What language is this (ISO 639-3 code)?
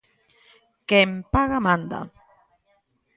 glg